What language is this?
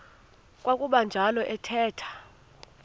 Xhosa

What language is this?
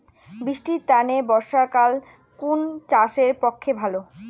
Bangla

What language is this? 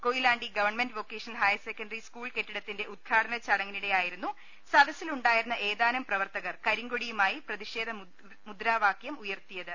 Malayalam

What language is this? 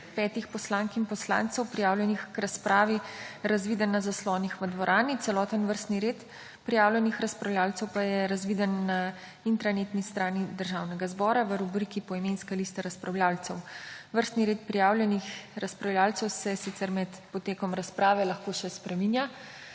Slovenian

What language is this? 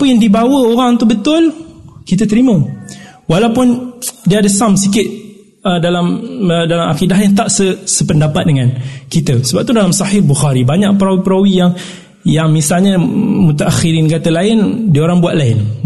Malay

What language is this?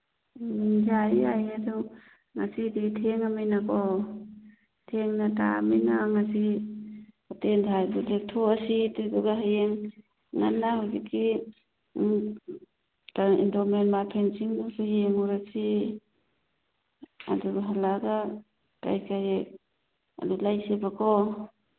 Manipuri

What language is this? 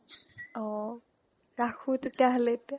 Assamese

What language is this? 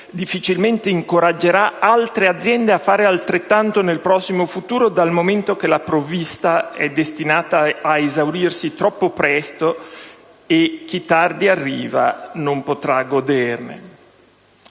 Italian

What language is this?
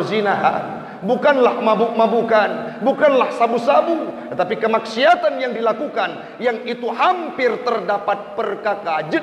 Malay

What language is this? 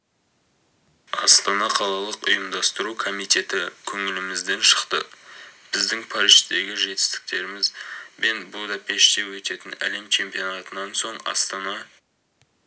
Kazakh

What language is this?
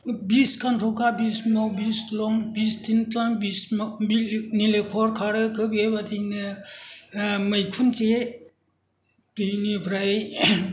Bodo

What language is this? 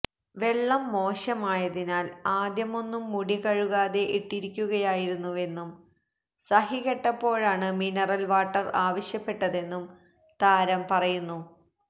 Malayalam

